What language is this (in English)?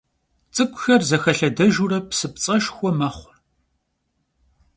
Kabardian